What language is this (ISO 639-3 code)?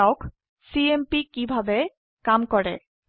asm